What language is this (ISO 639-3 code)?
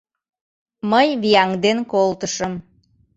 chm